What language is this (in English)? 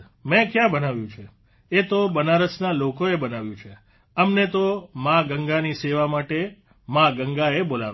Gujarati